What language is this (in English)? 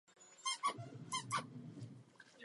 Czech